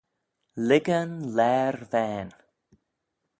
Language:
Manx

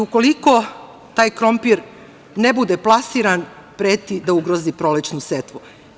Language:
Serbian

